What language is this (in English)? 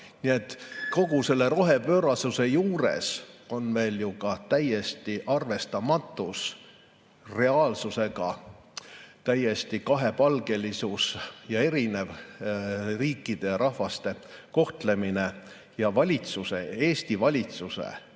Estonian